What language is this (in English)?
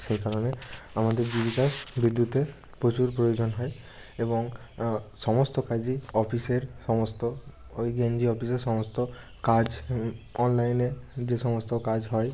Bangla